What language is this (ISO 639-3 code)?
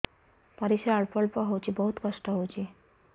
ori